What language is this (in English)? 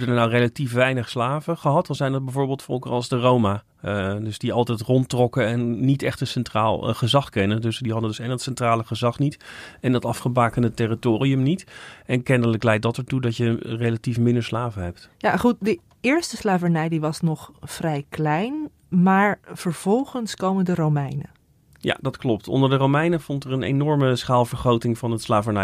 Dutch